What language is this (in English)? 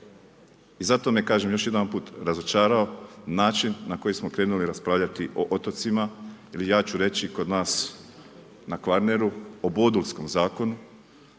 Croatian